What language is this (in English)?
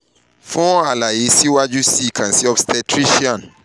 Yoruba